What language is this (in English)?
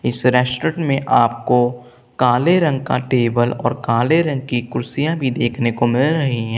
Hindi